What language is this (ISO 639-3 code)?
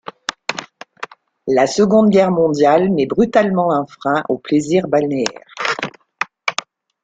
fra